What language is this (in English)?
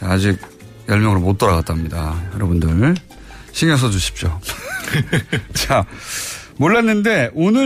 Korean